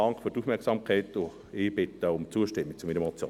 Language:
Swiss German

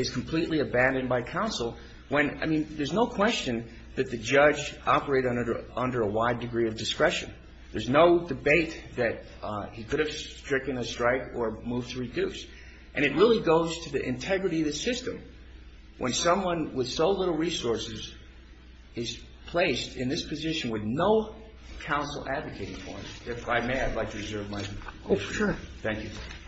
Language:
English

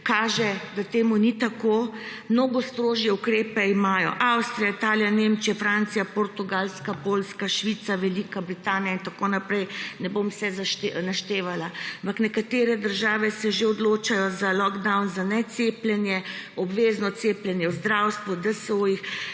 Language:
Slovenian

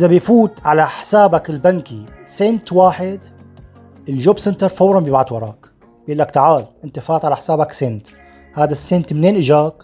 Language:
Arabic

